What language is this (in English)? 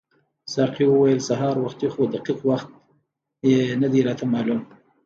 Pashto